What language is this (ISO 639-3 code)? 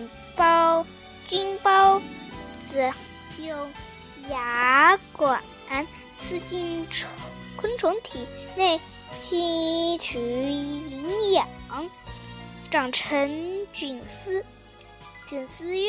zho